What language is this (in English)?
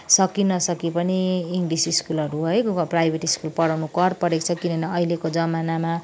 Nepali